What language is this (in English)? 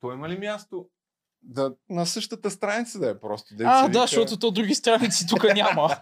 Bulgarian